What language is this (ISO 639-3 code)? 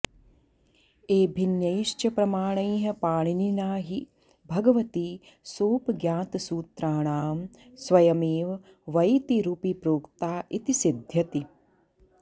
san